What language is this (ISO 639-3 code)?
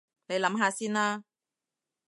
yue